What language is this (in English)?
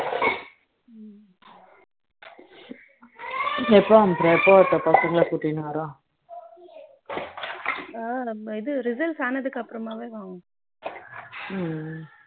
Tamil